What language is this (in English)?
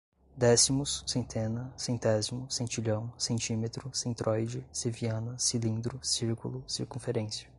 Portuguese